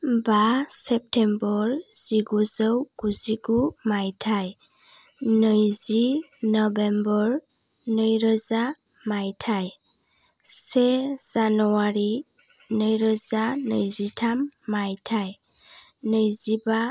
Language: Bodo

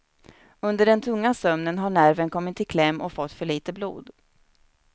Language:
Swedish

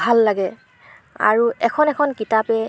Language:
Assamese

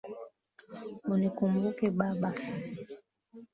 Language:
Swahili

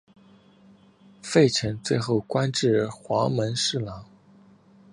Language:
Chinese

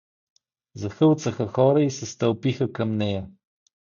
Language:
Bulgarian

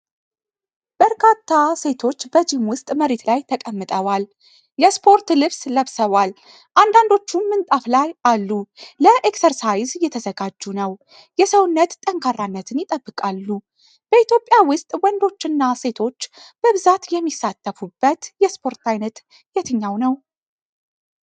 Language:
Amharic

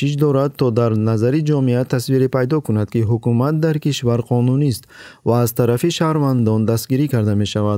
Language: Persian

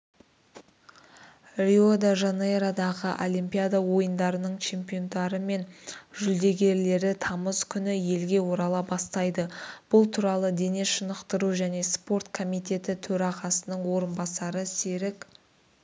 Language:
Kazakh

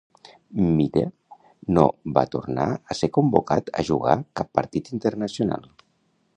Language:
Catalan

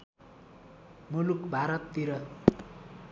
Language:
Nepali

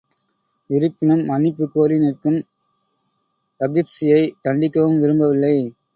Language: Tamil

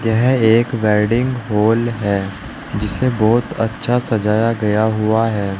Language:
Hindi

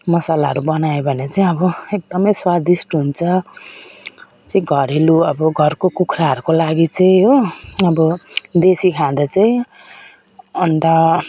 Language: Nepali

